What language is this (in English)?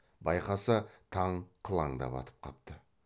Kazakh